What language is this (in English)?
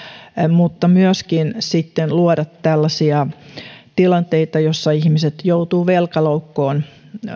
Finnish